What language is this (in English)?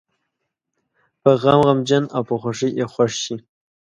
Pashto